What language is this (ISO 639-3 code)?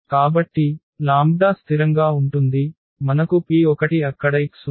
tel